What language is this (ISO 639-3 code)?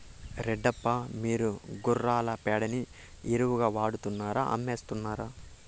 tel